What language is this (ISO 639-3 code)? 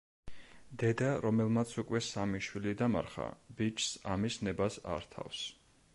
kat